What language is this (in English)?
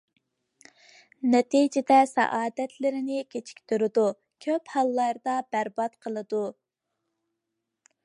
Uyghur